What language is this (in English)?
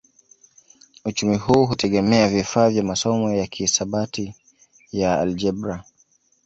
Swahili